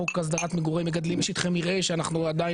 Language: Hebrew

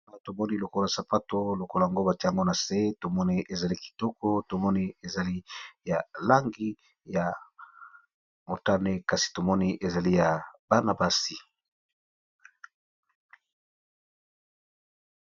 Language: Lingala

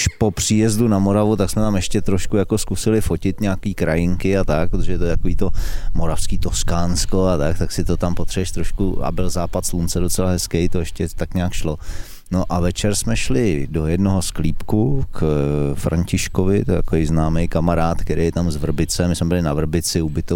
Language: Czech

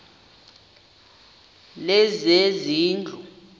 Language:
Xhosa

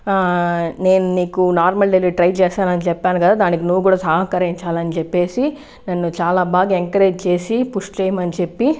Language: Telugu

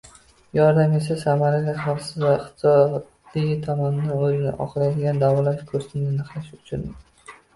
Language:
Uzbek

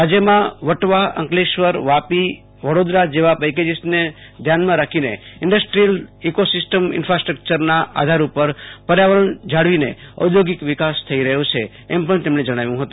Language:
Gujarati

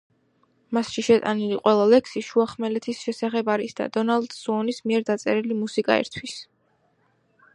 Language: Georgian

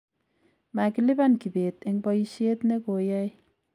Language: Kalenjin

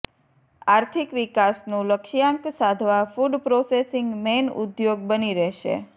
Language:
Gujarati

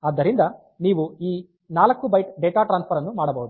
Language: Kannada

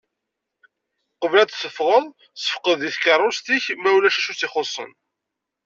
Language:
Kabyle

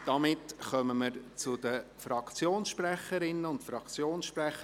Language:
Swiss German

